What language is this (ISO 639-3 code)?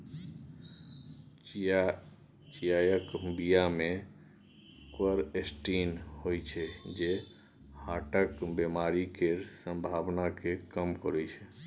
mai